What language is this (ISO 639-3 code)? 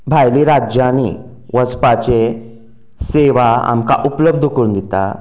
kok